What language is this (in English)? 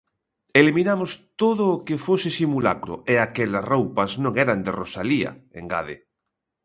Galician